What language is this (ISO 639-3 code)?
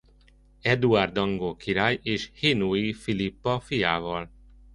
hun